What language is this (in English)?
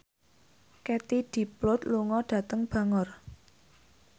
Javanese